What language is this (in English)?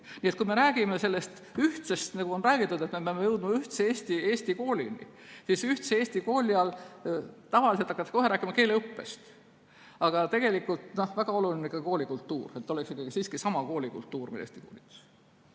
Estonian